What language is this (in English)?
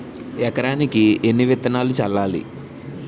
Telugu